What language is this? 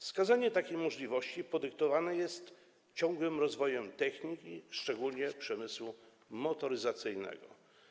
Polish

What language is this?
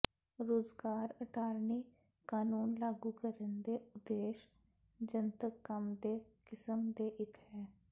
Punjabi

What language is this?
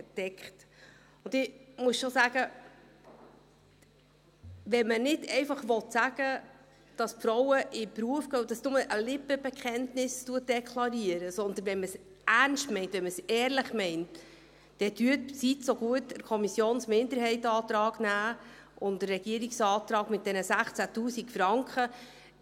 Swiss German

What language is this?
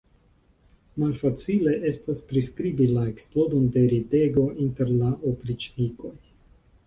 Esperanto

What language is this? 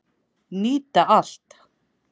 Icelandic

